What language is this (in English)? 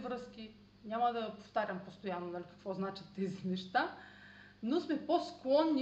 Bulgarian